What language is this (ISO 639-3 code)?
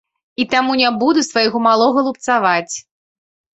bel